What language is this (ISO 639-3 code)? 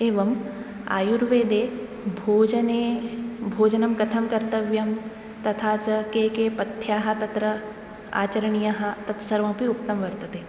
san